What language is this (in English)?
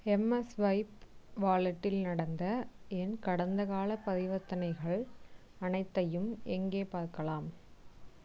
Tamil